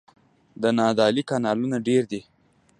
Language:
Pashto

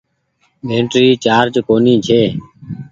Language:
Goaria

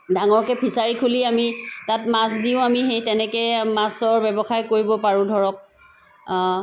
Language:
Assamese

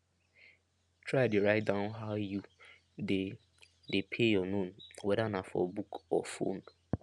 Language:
Nigerian Pidgin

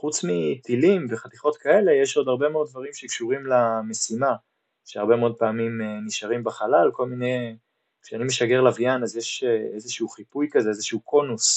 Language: Hebrew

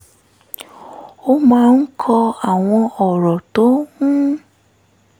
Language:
Yoruba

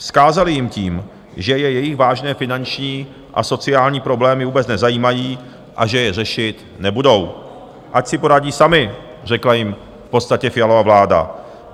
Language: Czech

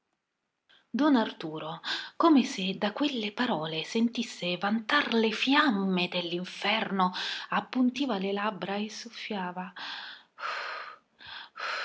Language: Italian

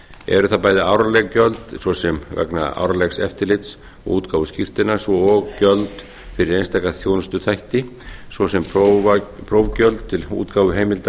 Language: Icelandic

